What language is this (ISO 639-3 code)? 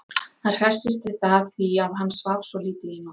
isl